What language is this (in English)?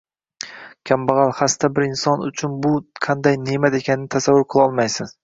Uzbek